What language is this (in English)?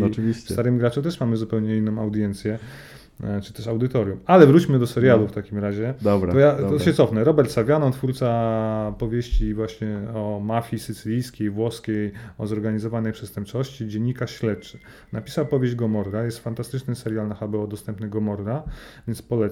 Polish